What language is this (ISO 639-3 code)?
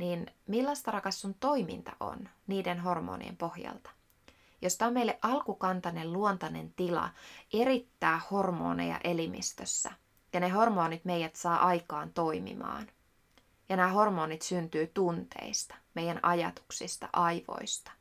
fin